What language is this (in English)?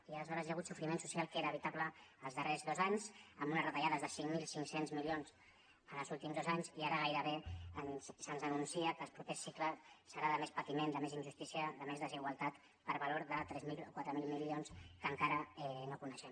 Catalan